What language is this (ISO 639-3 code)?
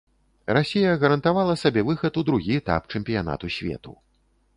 bel